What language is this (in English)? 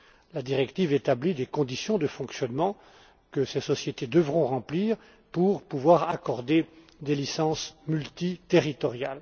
French